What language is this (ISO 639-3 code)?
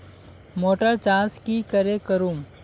mag